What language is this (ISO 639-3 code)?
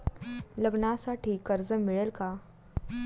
mar